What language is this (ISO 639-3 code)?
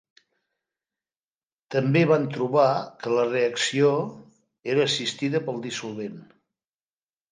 cat